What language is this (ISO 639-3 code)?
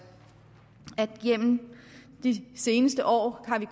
dan